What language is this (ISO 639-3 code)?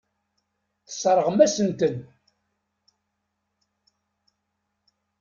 kab